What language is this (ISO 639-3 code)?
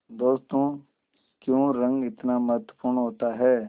hin